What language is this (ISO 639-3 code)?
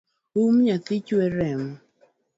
luo